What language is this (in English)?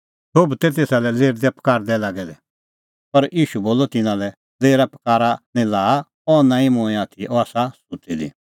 Kullu Pahari